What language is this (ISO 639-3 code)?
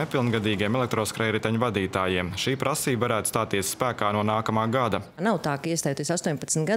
lav